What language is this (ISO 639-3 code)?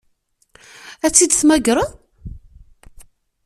kab